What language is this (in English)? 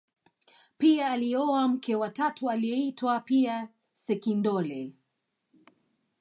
Swahili